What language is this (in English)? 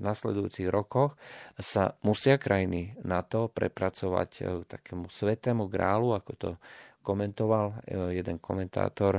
Slovak